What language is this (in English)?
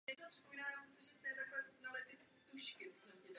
Czech